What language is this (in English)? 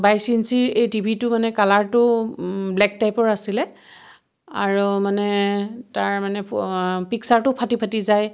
Assamese